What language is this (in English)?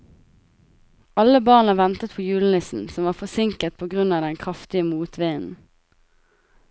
Norwegian